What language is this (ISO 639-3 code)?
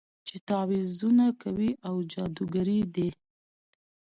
pus